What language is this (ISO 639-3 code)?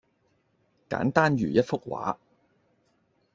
yue